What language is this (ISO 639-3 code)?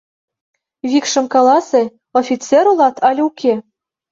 chm